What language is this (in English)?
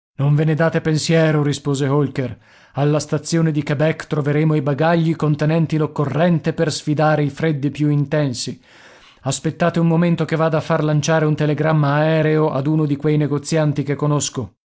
Italian